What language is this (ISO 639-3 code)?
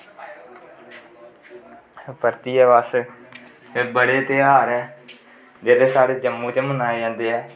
doi